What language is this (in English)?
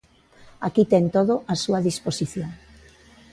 Galician